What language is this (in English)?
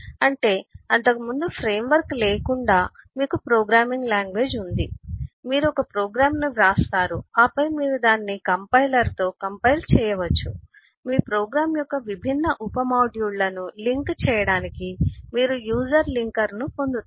Telugu